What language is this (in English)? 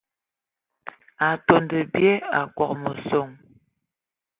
Ewondo